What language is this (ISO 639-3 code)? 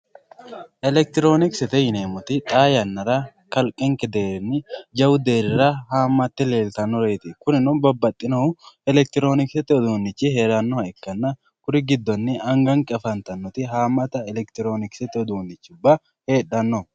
sid